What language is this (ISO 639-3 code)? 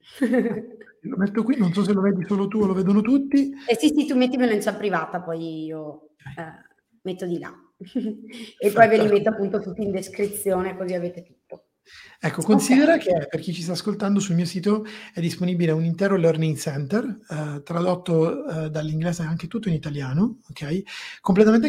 ita